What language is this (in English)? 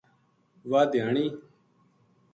Gujari